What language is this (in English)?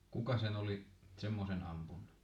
Finnish